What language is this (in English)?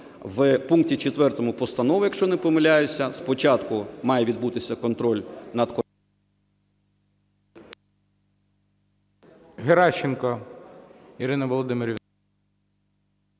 Ukrainian